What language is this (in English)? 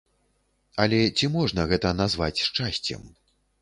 Belarusian